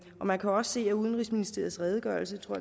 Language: Danish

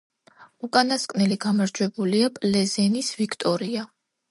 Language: Georgian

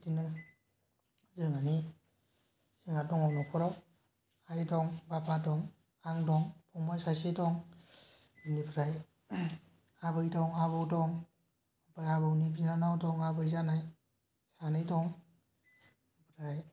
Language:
Bodo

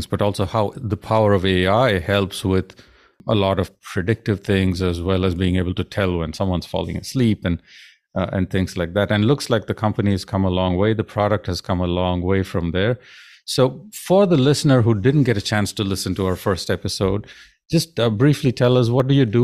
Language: English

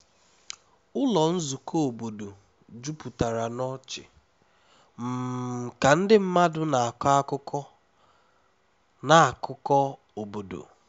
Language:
Igbo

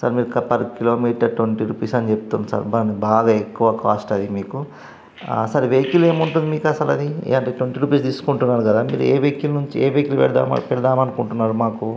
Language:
Telugu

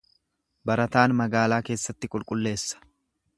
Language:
Oromo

